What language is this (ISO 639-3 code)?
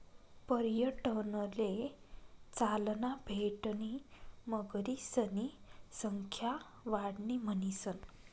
mar